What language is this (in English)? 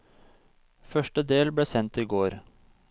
Norwegian